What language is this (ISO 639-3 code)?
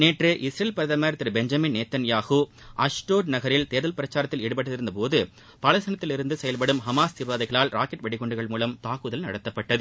tam